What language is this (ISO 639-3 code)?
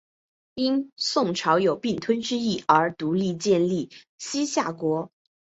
zho